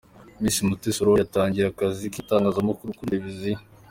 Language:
Kinyarwanda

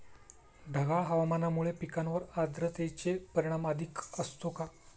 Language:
Marathi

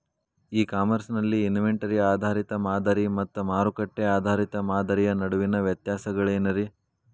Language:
Kannada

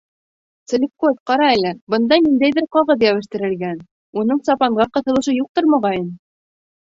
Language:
Bashkir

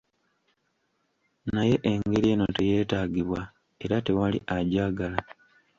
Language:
Ganda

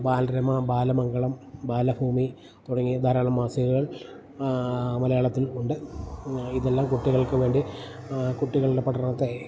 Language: Malayalam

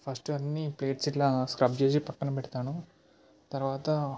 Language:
Telugu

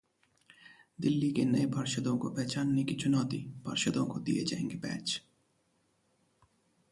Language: Hindi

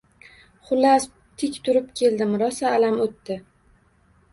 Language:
Uzbek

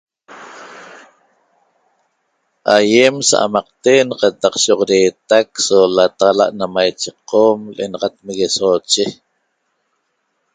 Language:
Toba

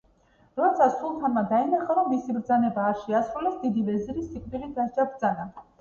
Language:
Georgian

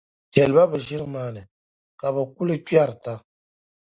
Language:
Dagbani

